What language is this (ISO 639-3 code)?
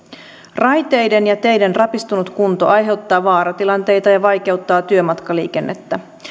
fin